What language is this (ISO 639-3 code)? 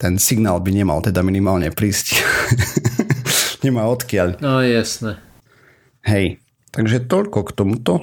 slk